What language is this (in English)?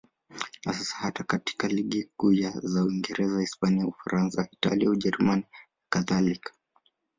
Swahili